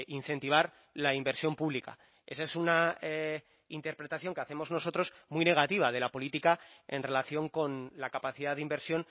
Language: Spanish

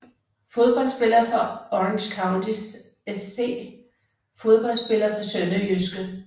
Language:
Danish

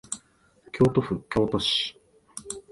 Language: Japanese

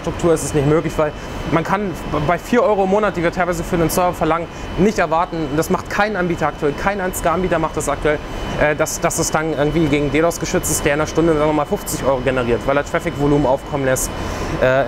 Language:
German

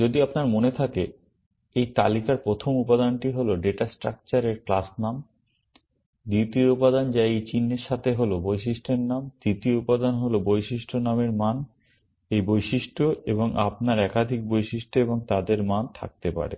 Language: Bangla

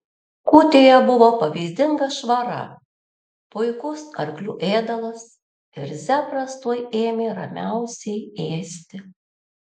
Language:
Lithuanian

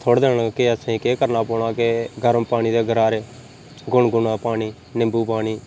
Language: Dogri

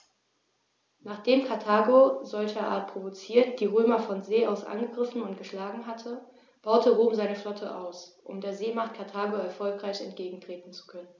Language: German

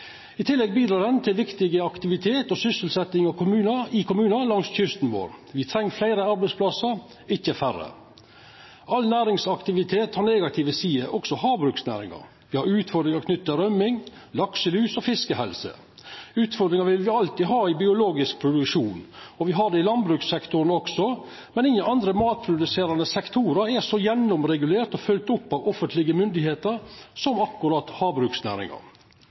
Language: Norwegian Nynorsk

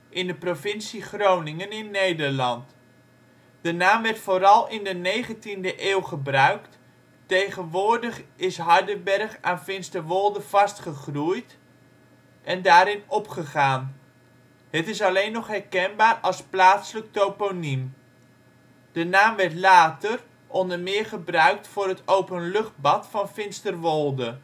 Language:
Dutch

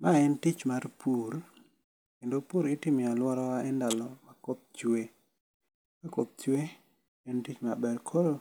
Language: Luo (Kenya and Tanzania)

